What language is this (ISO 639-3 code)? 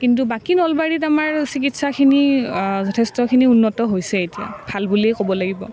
asm